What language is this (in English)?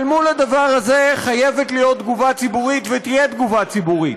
Hebrew